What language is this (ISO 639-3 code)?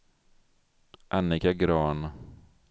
swe